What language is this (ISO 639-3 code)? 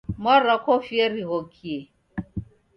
dav